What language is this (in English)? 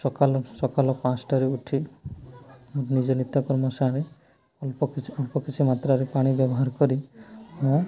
Odia